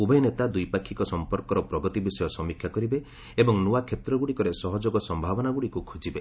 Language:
Odia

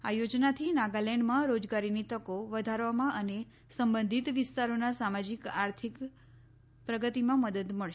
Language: Gujarati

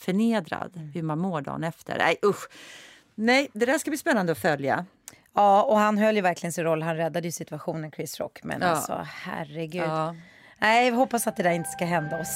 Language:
Swedish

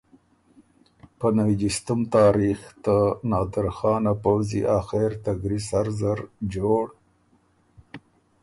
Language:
Ormuri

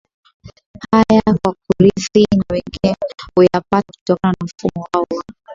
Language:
Swahili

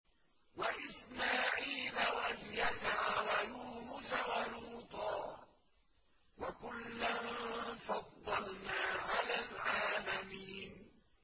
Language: Arabic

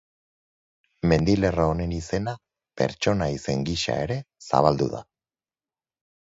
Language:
Basque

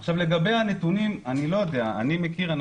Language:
Hebrew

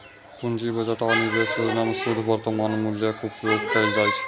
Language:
Maithili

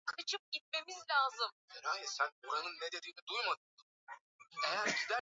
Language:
Swahili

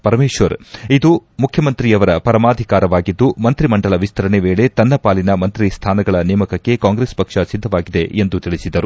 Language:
Kannada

